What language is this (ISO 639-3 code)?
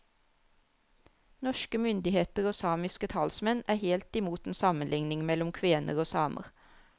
nor